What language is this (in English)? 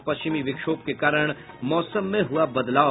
Hindi